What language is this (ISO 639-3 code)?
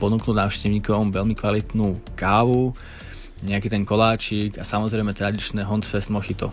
slk